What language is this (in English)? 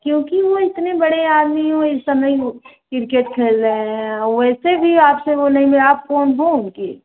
Hindi